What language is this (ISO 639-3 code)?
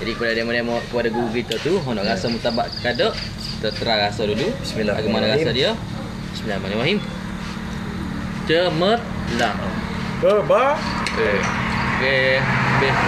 msa